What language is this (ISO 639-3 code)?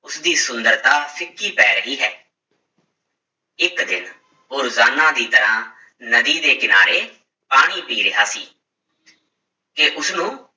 pan